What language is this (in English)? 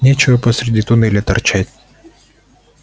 Russian